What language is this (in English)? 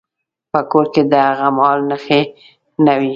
Pashto